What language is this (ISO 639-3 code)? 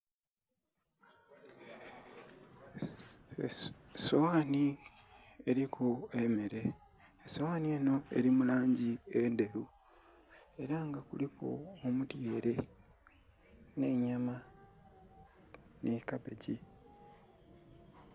xog